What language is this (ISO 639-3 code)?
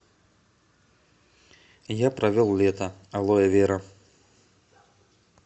rus